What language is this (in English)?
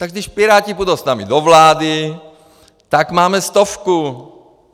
Czech